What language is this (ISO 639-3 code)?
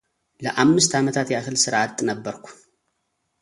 amh